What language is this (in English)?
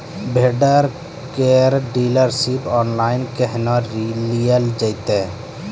Maithili